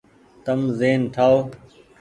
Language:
Goaria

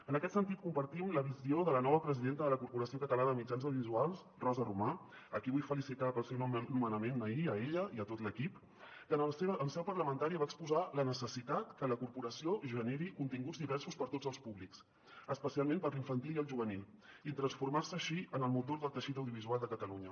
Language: Catalan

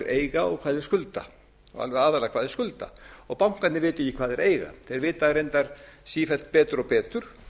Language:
Icelandic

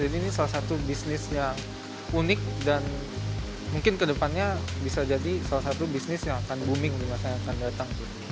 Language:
Indonesian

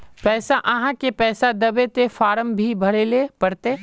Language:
Magahi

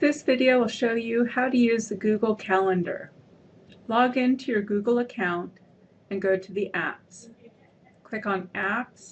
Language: English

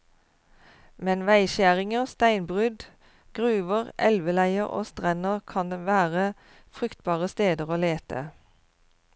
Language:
Norwegian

